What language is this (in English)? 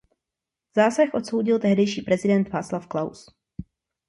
Czech